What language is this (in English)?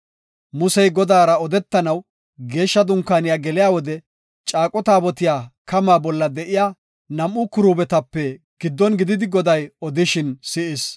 Gofa